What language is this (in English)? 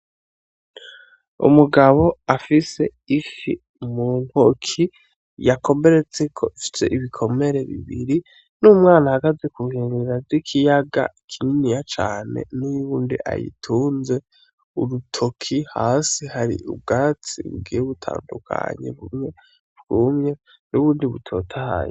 Rundi